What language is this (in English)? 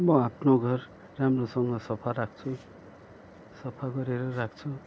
Nepali